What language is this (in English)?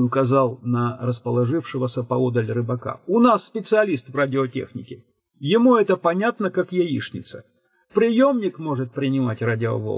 Russian